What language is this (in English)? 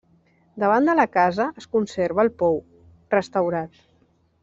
Catalan